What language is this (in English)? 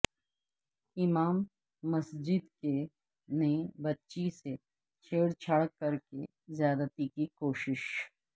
Urdu